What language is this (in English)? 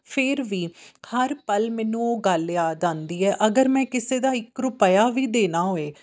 Punjabi